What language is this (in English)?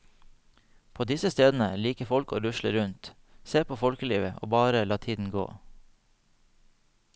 Norwegian